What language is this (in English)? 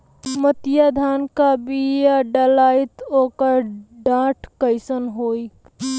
Bhojpuri